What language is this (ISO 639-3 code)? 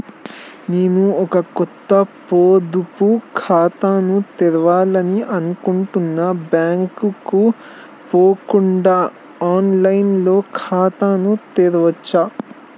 tel